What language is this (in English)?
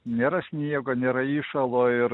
Lithuanian